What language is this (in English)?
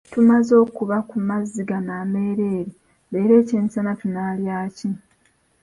Ganda